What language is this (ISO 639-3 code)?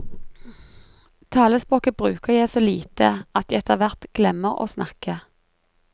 nor